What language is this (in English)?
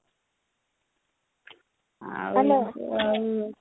Odia